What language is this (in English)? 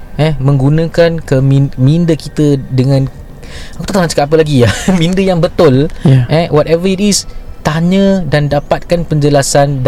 Malay